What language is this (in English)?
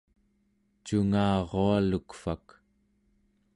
Central Yupik